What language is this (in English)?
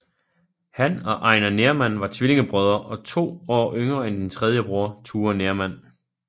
Danish